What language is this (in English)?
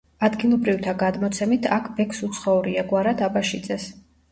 Georgian